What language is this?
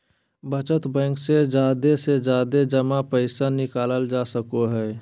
Magahi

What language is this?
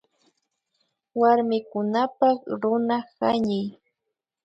Imbabura Highland Quichua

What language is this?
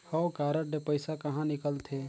Chhattisgarhi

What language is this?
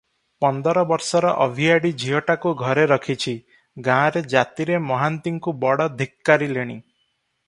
Odia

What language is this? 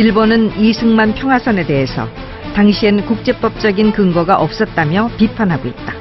Korean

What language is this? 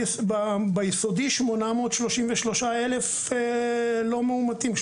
Hebrew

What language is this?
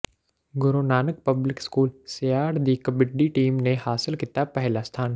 Punjabi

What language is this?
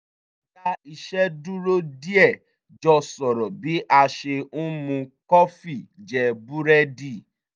Yoruba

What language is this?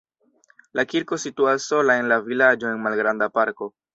Esperanto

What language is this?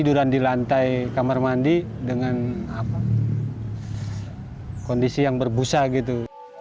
Indonesian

